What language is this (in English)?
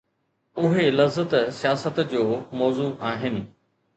Sindhi